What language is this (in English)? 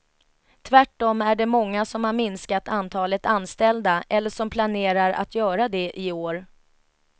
Swedish